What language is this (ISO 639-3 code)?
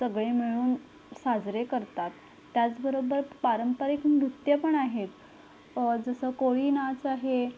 mar